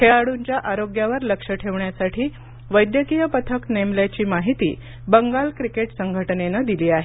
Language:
Marathi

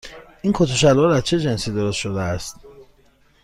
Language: Persian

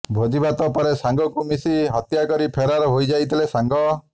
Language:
Odia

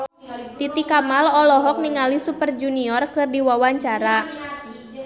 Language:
Sundanese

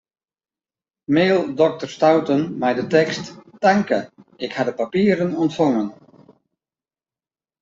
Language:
Western Frisian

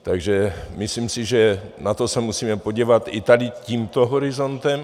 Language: Czech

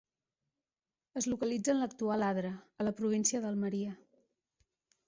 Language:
Catalan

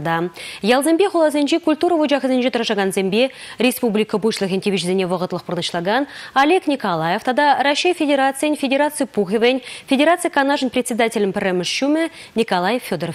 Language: Russian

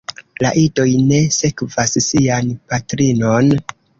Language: Esperanto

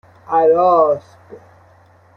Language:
Persian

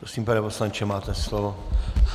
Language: Czech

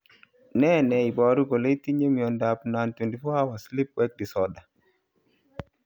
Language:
Kalenjin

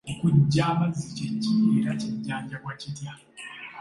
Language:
Ganda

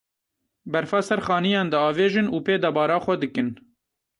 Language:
Kurdish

